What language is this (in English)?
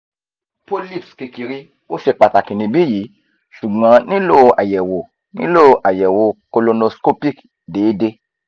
Yoruba